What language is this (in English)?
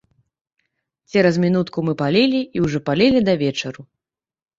Belarusian